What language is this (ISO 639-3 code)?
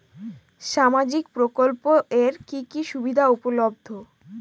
ben